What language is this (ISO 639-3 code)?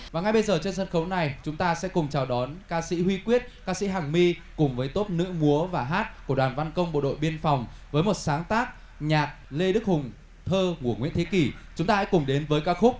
vie